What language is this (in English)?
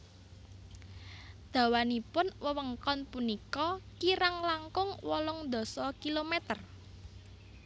Javanese